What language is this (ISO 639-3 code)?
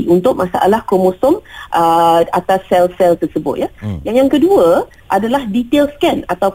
msa